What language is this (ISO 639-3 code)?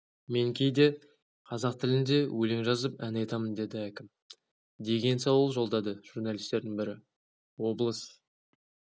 kaz